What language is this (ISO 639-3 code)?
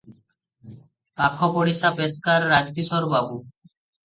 ori